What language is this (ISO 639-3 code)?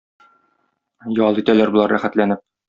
tat